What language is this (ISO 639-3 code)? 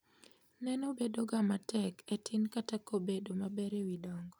luo